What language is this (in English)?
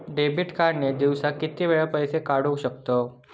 Marathi